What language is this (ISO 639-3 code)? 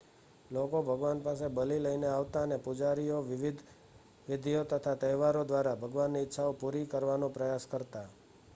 guj